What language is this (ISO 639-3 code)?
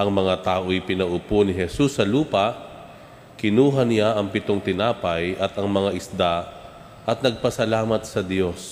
fil